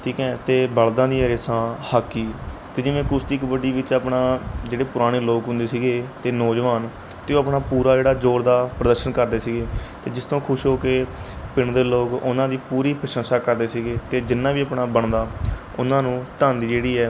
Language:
Punjabi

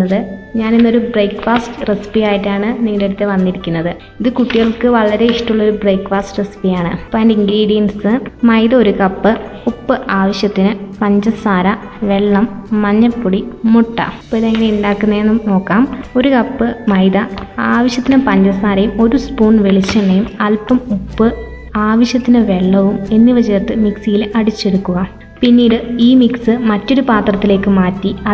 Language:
Malayalam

